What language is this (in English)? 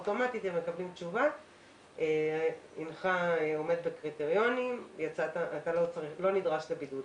Hebrew